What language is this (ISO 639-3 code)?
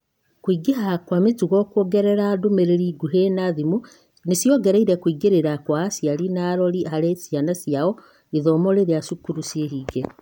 kik